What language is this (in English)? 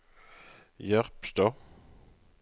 Norwegian